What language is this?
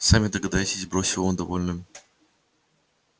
Russian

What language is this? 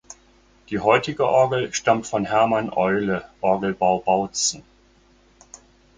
German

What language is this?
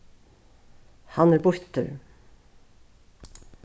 Faroese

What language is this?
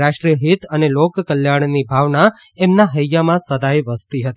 Gujarati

